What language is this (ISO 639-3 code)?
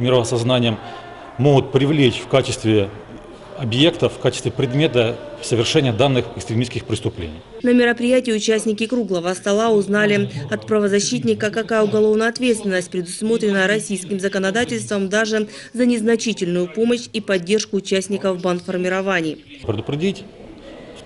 rus